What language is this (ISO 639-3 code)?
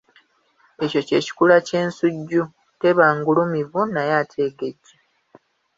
lug